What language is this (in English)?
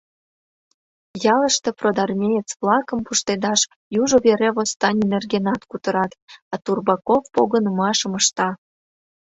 Mari